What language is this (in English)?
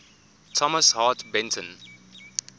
English